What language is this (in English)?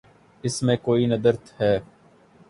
Urdu